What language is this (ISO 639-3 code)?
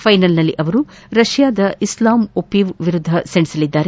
kan